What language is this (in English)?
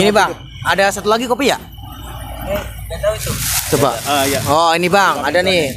Indonesian